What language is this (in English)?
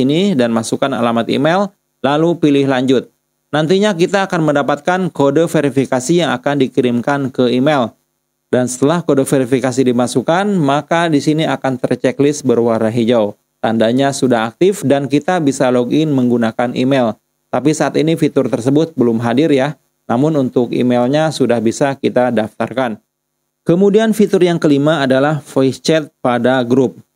Indonesian